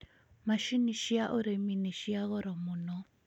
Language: Kikuyu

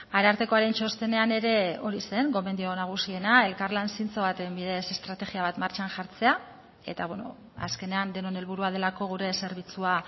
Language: Basque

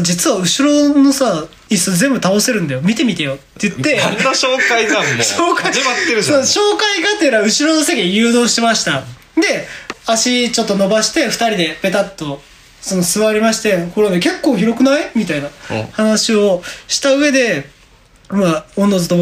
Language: Japanese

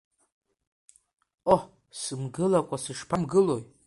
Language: Abkhazian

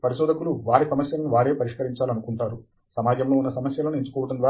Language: Telugu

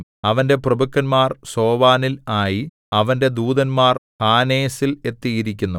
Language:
Malayalam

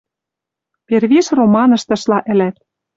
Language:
Western Mari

